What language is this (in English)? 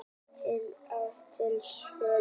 Icelandic